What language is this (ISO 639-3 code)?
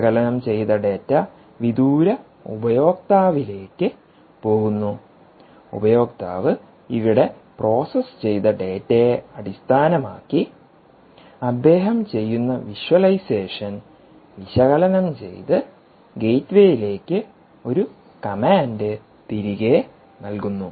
mal